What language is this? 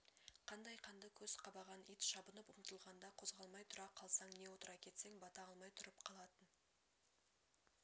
Kazakh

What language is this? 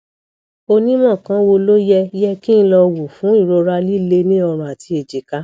Yoruba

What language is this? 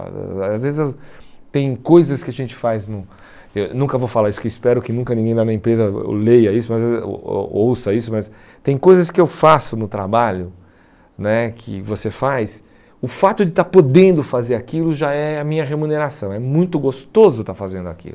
Portuguese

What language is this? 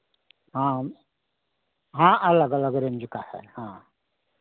Hindi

